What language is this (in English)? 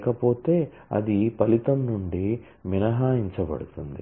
Telugu